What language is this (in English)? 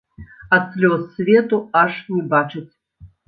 Belarusian